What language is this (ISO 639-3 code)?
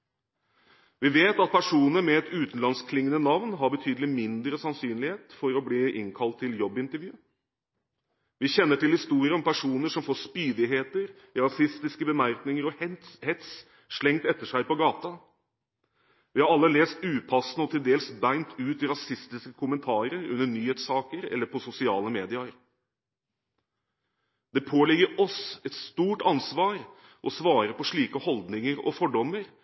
nob